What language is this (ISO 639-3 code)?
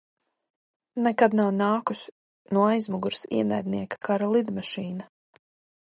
lav